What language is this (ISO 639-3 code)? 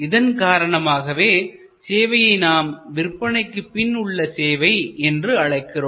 tam